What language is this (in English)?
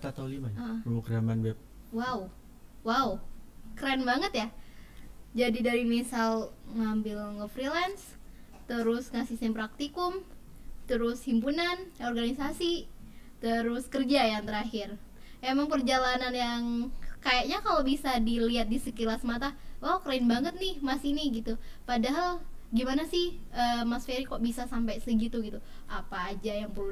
Indonesian